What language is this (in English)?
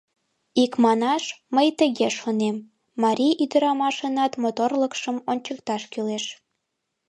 Mari